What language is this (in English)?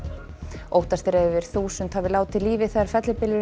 Icelandic